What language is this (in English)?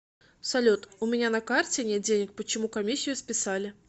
Russian